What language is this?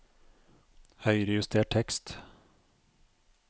Norwegian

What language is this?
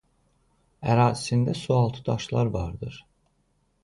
Azerbaijani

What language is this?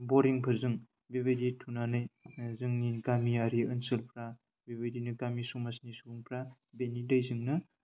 Bodo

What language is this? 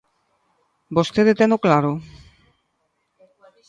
Galician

